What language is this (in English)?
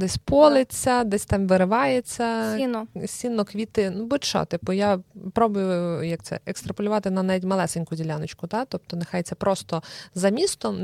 Ukrainian